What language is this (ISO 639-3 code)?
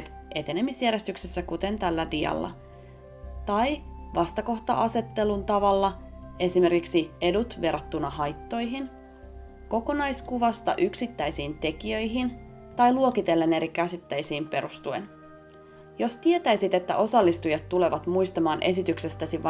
fin